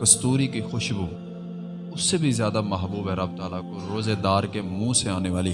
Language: Urdu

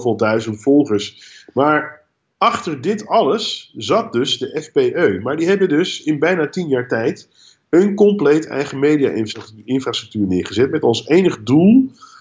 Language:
Dutch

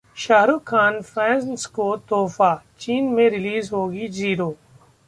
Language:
Hindi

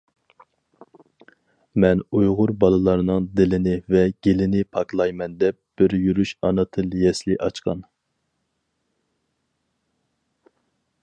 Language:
Uyghur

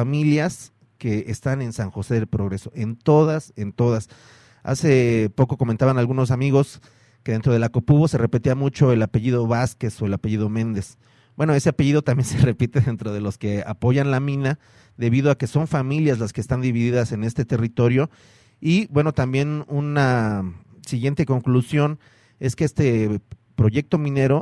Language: Spanish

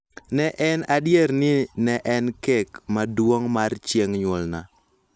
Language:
Luo (Kenya and Tanzania)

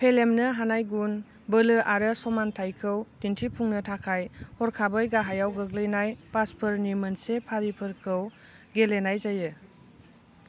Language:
Bodo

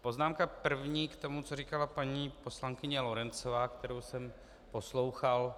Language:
Czech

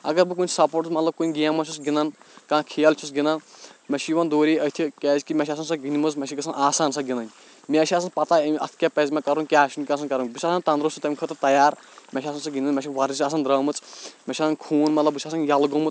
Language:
Kashmiri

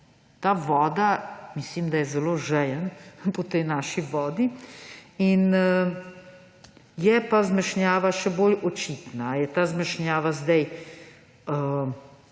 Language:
Slovenian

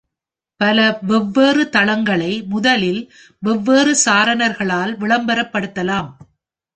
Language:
Tamil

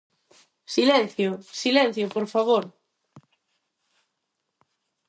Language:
Galician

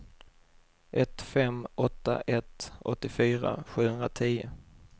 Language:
Swedish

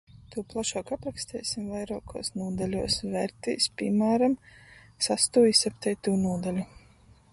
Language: Latgalian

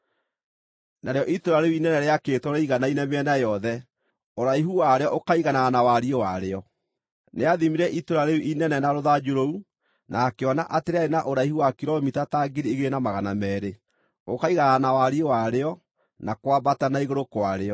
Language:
Kikuyu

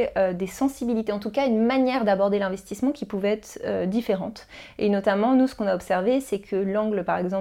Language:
French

